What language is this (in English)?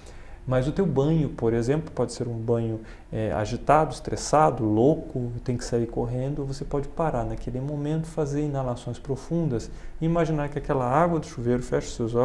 Portuguese